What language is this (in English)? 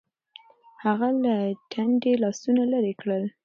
Pashto